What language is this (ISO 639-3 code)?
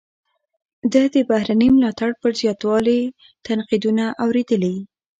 pus